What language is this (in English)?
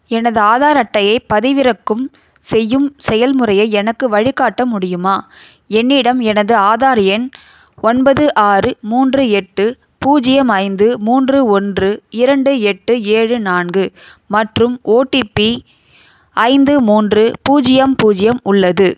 Tamil